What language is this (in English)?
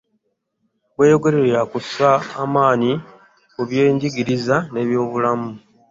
Ganda